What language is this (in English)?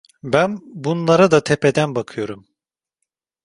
Turkish